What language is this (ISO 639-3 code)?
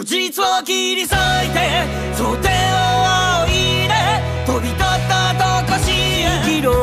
jpn